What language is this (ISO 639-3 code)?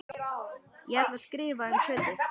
isl